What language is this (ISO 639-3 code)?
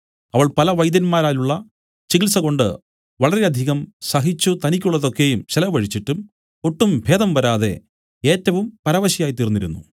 mal